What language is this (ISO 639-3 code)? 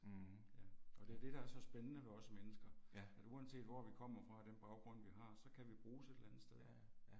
dan